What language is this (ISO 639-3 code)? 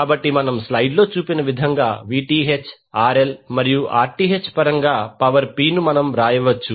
tel